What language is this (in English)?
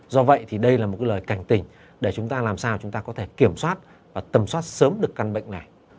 Vietnamese